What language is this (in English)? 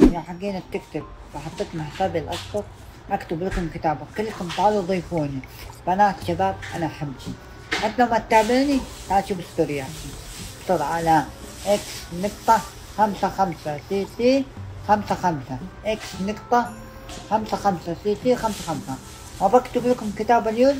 Arabic